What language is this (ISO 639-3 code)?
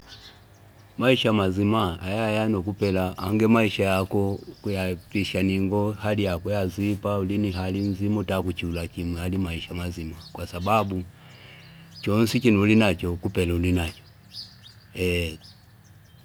fip